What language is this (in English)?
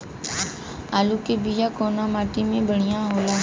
Bhojpuri